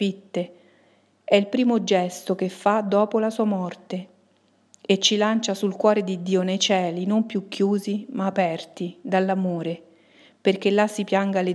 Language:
Italian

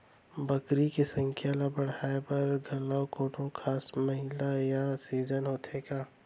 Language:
Chhattisgarhi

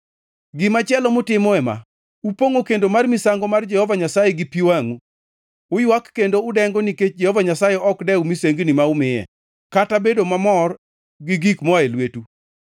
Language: Luo (Kenya and Tanzania)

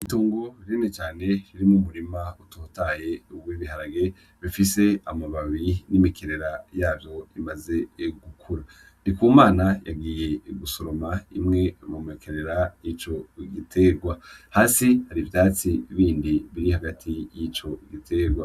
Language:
Rundi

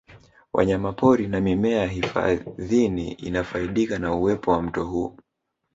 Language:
Swahili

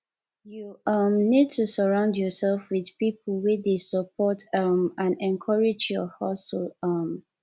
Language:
Nigerian Pidgin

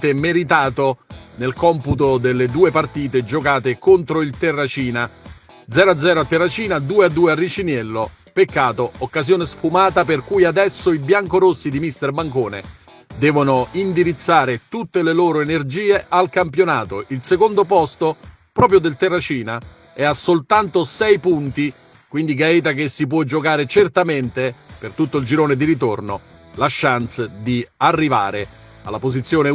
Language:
Italian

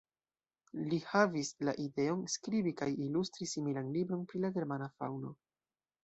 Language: Esperanto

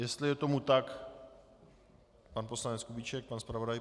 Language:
Czech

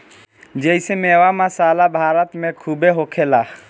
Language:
Bhojpuri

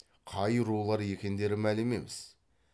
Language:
Kazakh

